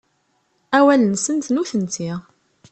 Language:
Kabyle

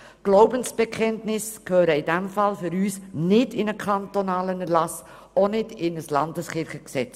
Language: Swiss German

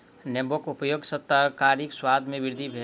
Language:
Maithili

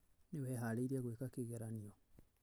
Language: Kikuyu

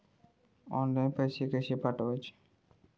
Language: Marathi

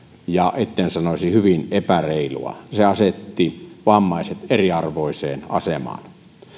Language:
Finnish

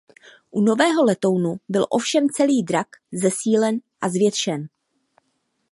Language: Czech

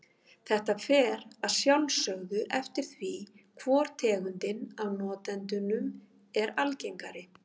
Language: Icelandic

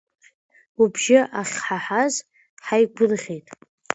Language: Abkhazian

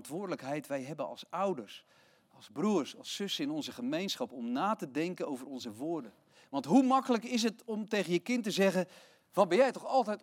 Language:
Dutch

